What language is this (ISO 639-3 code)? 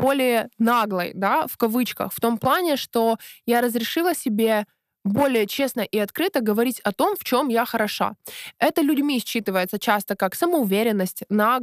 rus